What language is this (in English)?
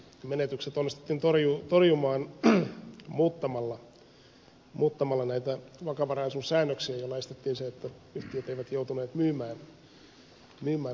Finnish